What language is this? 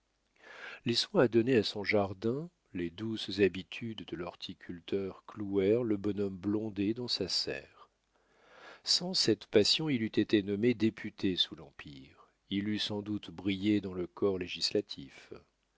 French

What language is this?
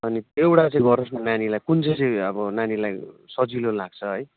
Nepali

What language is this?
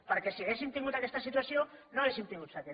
Catalan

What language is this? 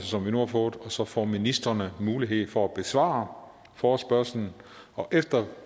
Danish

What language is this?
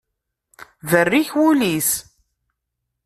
Kabyle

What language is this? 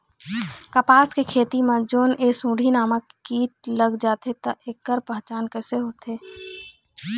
Chhattisgarhi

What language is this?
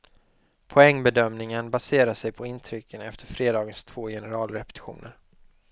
Swedish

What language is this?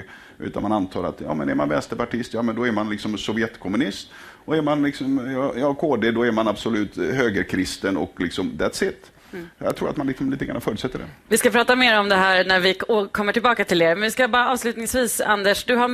Swedish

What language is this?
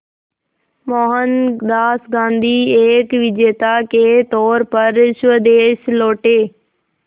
Hindi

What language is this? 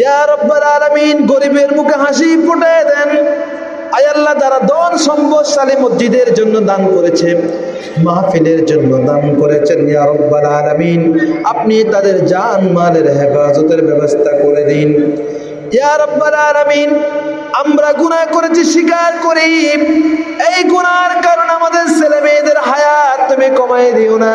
Indonesian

